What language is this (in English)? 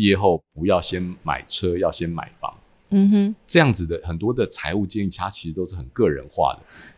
Chinese